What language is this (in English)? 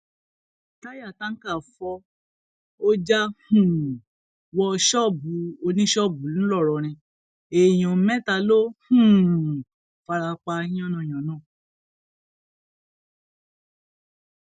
Yoruba